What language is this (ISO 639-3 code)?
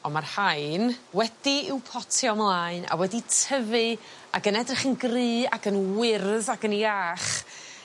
cym